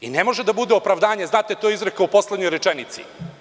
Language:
Serbian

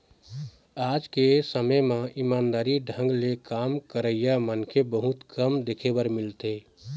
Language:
Chhattisgarhi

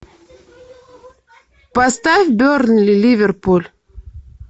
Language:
Russian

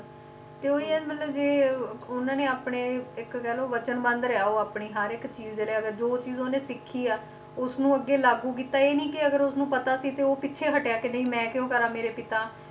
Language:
Punjabi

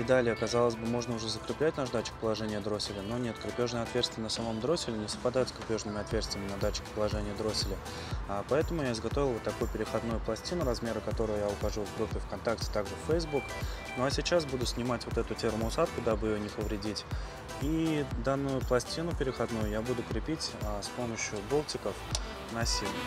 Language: Russian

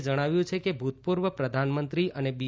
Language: Gujarati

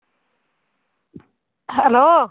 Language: Punjabi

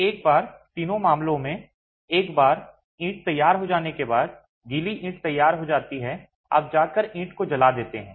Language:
Hindi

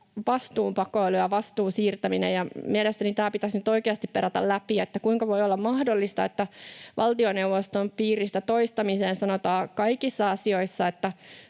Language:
Finnish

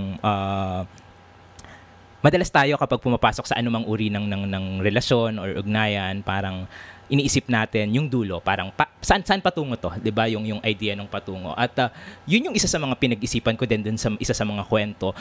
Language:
Filipino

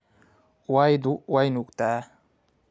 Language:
Somali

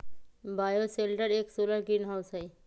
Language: Magahi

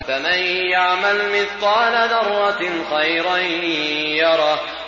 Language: Arabic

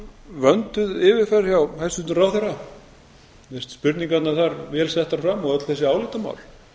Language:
Icelandic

